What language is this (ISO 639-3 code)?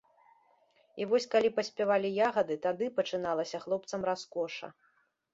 bel